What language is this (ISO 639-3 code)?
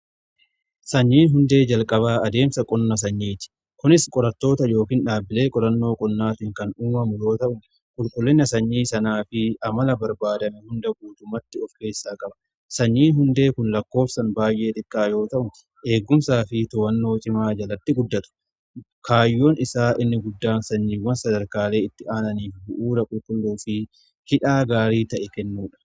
orm